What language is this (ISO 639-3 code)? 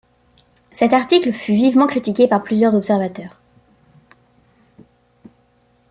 fra